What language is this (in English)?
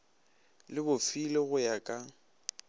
Northern Sotho